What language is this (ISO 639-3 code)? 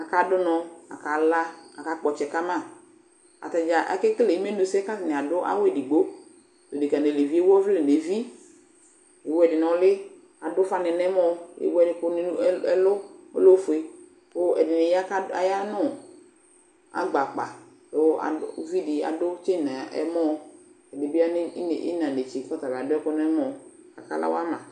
kpo